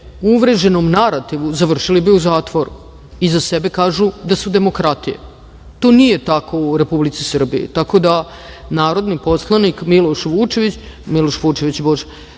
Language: Serbian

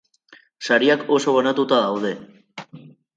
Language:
Basque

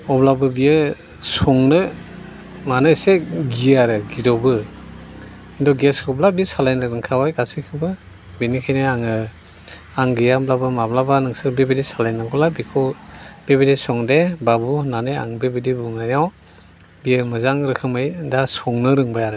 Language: Bodo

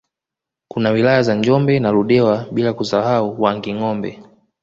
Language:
Swahili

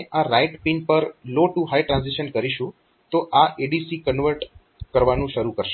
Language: Gujarati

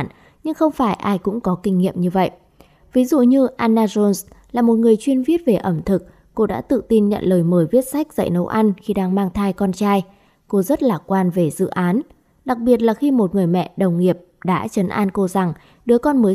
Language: Vietnamese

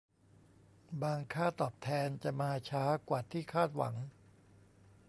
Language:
Thai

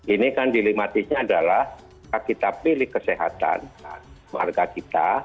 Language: Indonesian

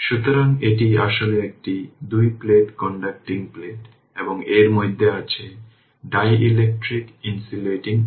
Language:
Bangla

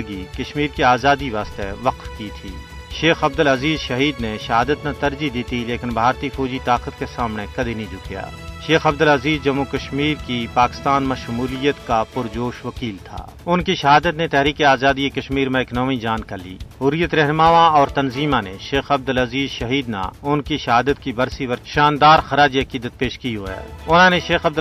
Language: Urdu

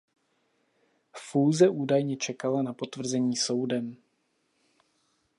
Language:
Czech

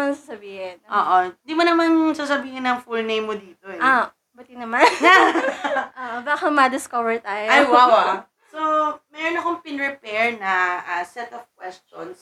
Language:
Filipino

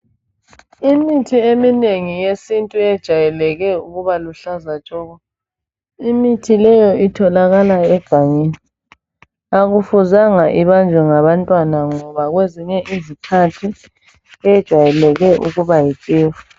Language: North Ndebele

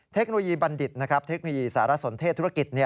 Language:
Thai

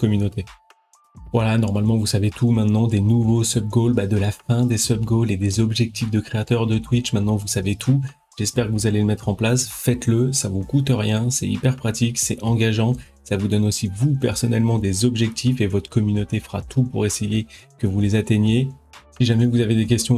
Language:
French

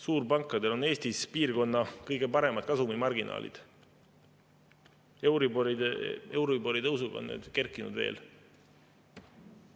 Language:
Estonian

